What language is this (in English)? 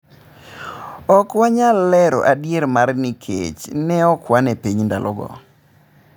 Luo (Kenya and Tanzania)